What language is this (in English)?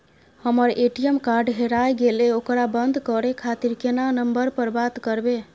Maithili